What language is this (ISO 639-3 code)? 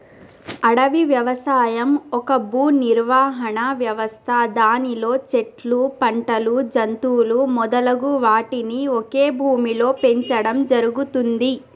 tel